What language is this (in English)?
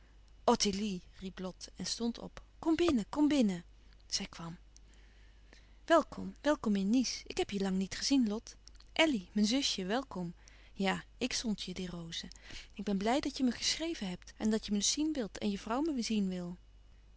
Dutch